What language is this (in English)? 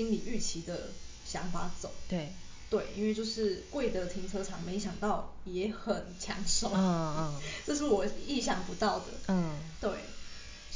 Chinese